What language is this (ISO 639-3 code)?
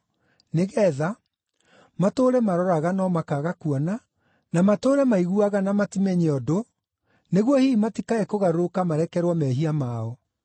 kik